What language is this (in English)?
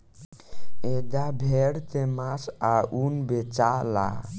Bhojpuri